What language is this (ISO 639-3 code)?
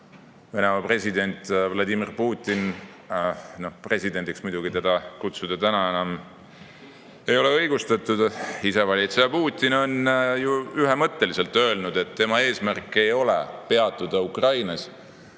est